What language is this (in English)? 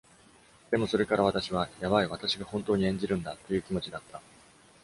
Japanese